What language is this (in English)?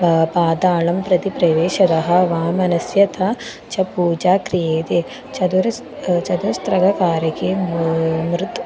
Sanskrit